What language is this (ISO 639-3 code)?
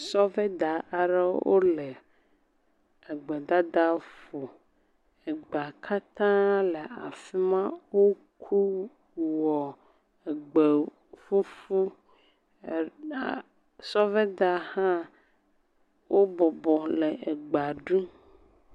ewe